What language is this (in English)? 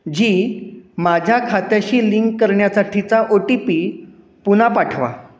Marathi